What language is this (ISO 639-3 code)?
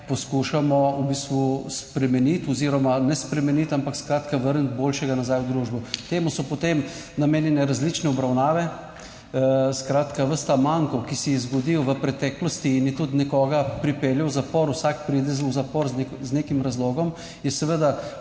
slv